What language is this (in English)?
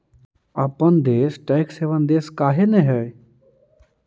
Magahi